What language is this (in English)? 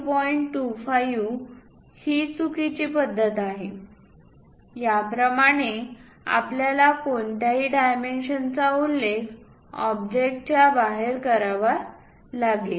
Marathi